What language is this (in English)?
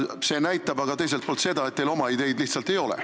Estonian